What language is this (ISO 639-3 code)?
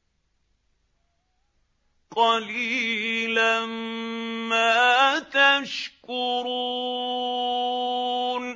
ara